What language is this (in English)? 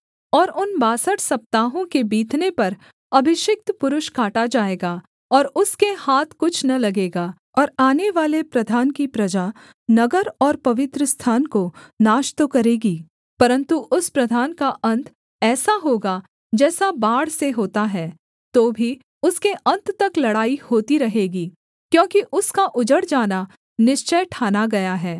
Hindi